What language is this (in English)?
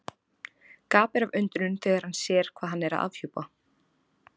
Icelandic